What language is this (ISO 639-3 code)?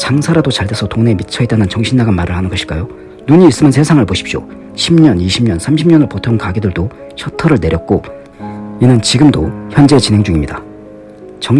kor